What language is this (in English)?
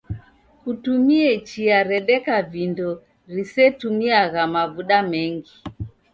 Taita